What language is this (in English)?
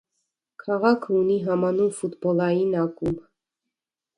Armenian